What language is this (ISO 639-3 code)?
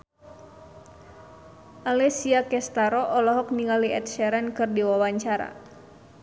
sun